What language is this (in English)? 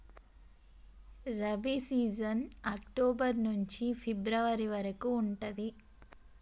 Telugu